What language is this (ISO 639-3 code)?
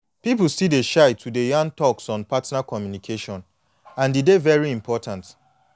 pcm